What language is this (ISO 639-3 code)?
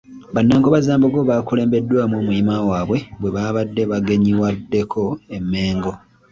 lug